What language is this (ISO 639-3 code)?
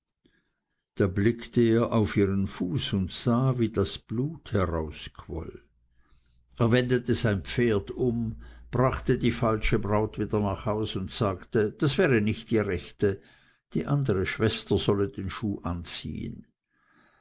deu